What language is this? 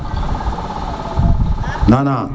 Serer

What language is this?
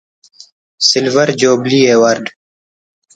Brahui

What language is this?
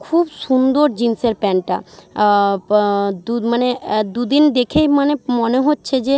Bangla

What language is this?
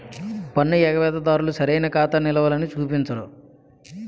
Telugu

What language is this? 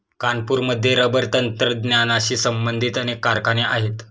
Marathi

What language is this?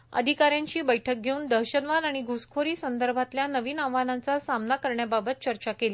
Marathi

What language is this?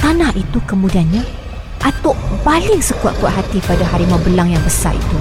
Malay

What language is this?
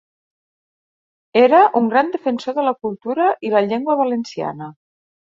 Catalan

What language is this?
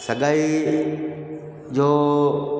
Sindhi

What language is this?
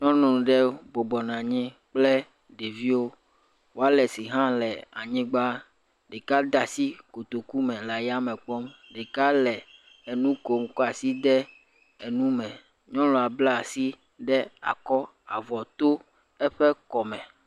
Ewe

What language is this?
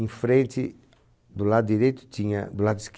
Portuguese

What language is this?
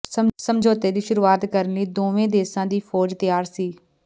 Punjabi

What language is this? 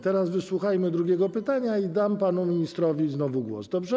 Polish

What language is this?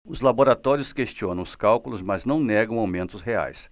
Portuguese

